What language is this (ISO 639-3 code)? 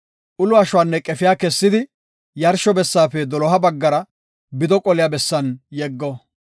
gof